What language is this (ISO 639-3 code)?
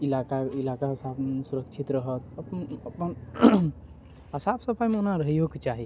mai